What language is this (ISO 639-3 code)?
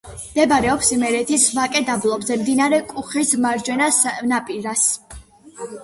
kat